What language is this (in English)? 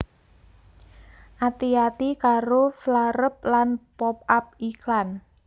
Javanese